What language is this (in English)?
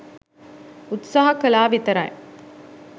Sinhala